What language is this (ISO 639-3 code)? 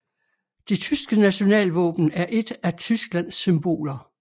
dan